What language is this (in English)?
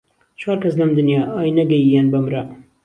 Central Kurdish